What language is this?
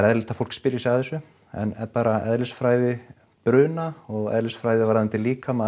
Icelandic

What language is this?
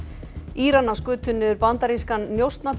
Icelandic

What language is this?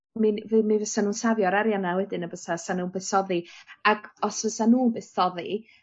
Welsh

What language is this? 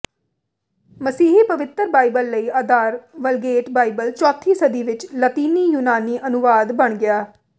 Punjabi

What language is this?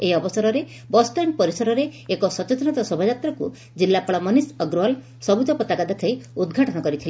Odia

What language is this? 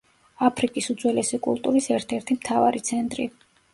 Georgian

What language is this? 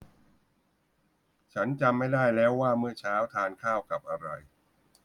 Thai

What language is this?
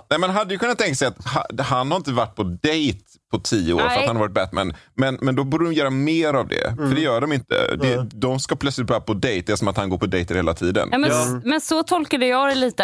Swedish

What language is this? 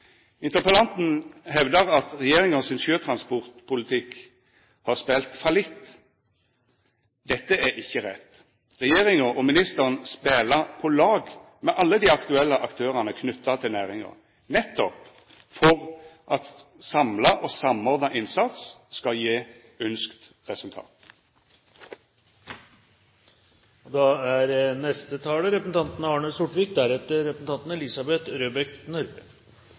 Norwegian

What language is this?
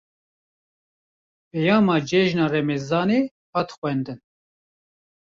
Kurdish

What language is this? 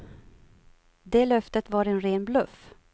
Swedish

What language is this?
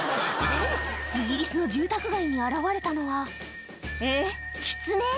Japanese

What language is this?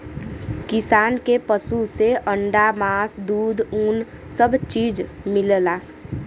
Bhojpuri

